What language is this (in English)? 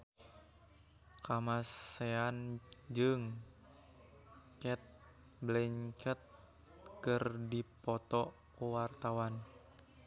Sundanese